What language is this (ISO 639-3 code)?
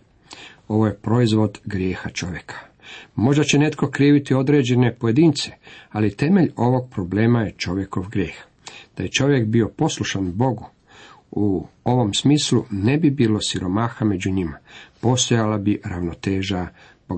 hrv